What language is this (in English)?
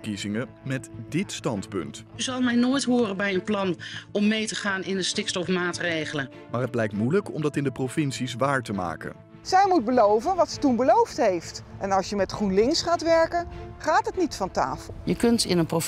Dutch